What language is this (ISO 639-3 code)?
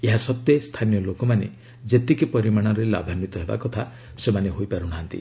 ori